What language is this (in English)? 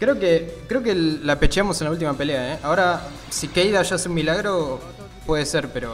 Spanish